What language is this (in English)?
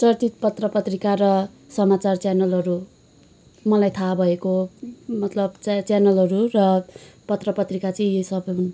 Nepali